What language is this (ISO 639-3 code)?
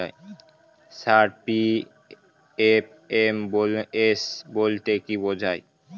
ben